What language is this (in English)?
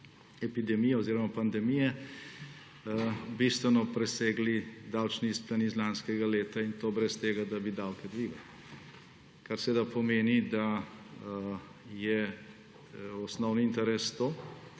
Slovenian